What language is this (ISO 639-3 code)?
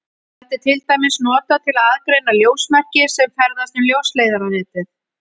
isl